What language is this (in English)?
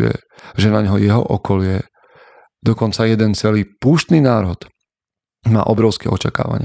Slovak